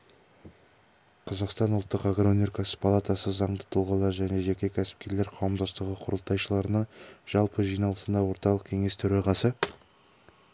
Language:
Kazakh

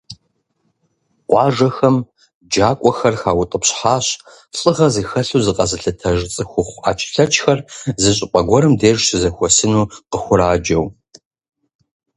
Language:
Kabardian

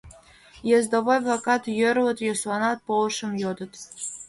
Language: Mari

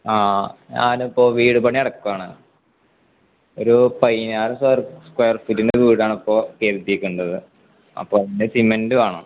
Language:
Malayalam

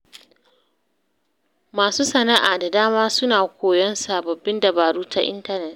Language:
Hausa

